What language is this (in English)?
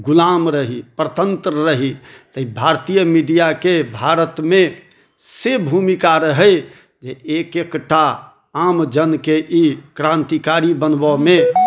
Maithili